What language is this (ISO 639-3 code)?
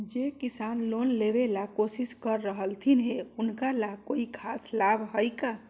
mag